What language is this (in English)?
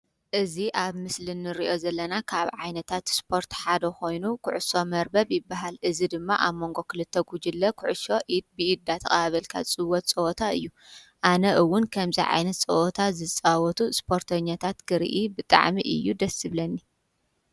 Tigrinya